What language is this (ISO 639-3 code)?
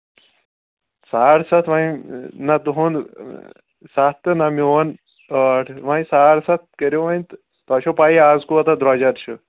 kas